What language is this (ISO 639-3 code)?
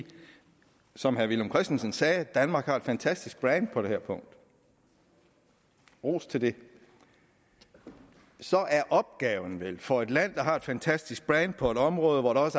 dan